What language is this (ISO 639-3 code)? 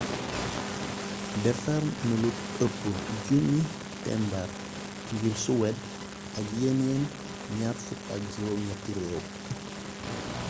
wol